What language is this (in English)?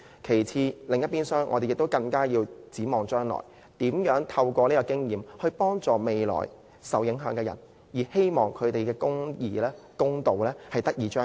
Cantonese